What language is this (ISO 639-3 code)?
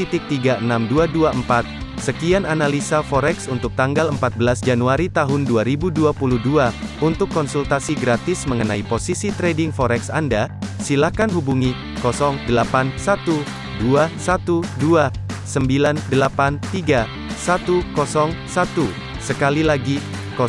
ind